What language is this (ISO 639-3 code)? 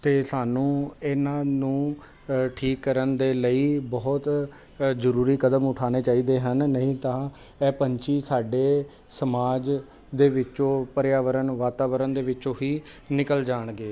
pan